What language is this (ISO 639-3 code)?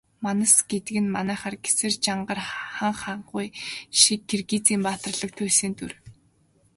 mon